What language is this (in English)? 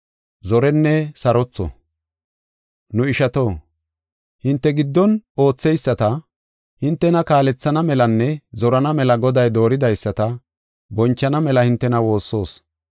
Gofa